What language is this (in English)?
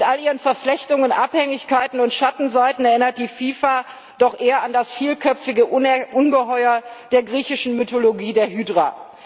German